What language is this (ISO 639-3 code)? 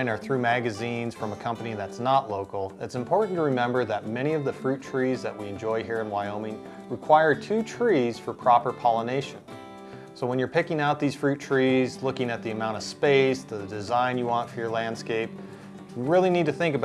eng